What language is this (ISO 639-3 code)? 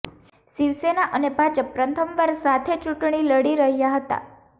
guj